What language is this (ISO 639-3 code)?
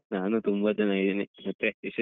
kan